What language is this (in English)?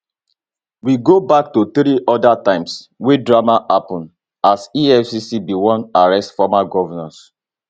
Nigerian Pidgin